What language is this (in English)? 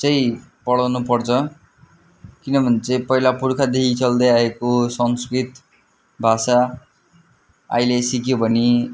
Nepali